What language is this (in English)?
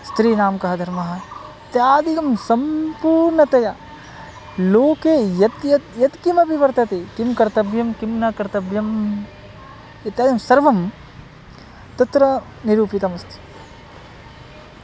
Sanskrit